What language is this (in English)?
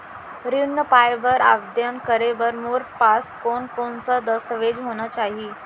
Chhattisgarhi